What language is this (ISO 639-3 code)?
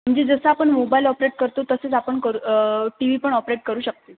mar